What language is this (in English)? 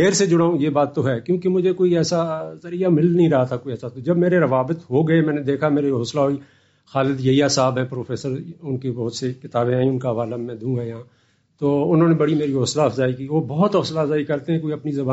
Urdu